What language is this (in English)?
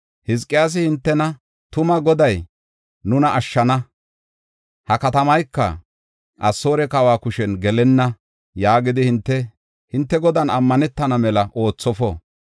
Gofa